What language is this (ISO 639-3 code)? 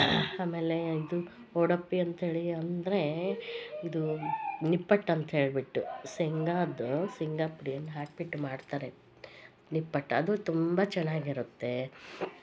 kan